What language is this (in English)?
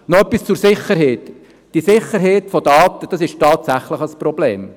Swiss German